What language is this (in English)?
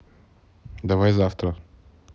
Russian